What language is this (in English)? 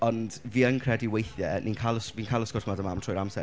Welsh